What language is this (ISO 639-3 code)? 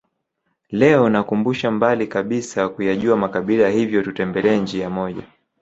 swa